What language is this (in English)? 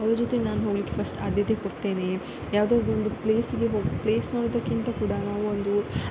Kannada